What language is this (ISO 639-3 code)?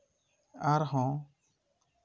sat